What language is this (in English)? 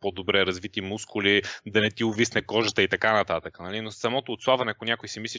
Bulgarian